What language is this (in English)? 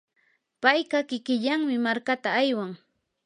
Yanahuanca Pasco Quechua